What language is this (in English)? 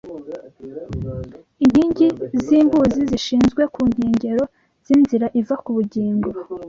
Kinyarwanda